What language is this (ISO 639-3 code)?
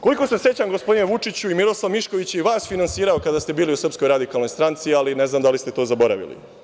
srp